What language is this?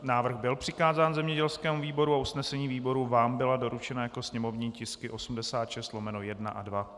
Czech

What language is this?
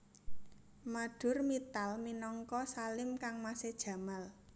Javanese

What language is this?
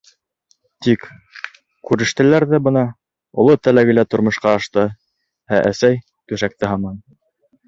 Bashkir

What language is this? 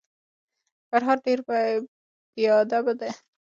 Pashto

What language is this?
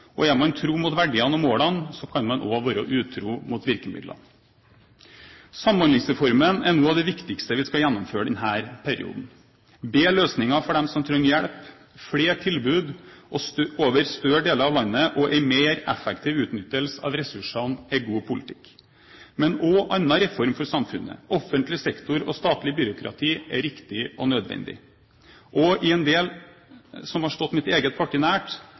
Norwegian Bokmål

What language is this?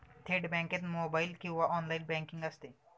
Marathi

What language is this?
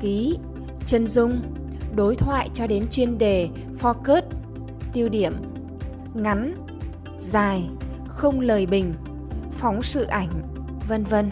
Vietnamese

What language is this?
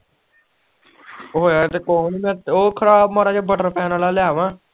Punjabi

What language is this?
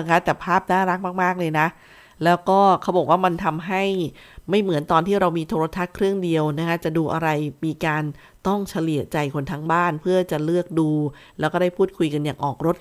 Thai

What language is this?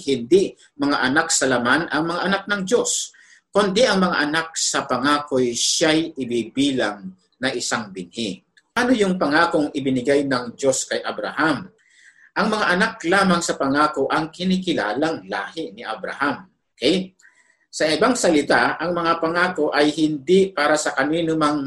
Filipino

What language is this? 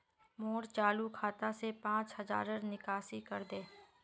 Magahi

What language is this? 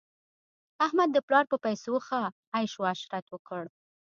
Pashto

